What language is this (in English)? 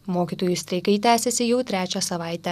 Lithuanian